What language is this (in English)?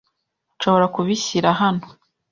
Kinyarwanda